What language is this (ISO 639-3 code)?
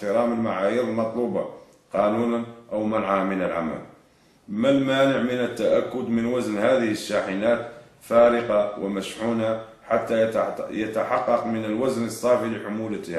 ara